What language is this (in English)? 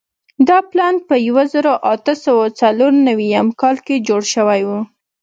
Pashto